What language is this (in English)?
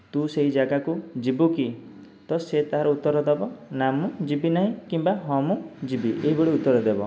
Odia